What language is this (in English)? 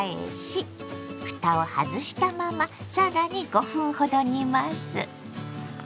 Japanese